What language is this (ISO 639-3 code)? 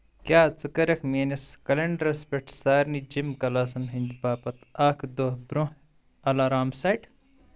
kas